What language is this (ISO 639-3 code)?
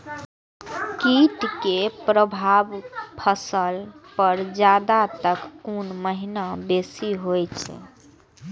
mai